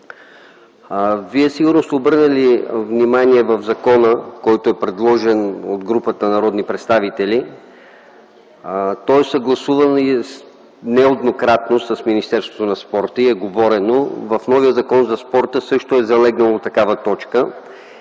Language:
Bulgarian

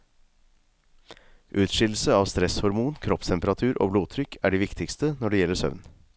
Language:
Norwegian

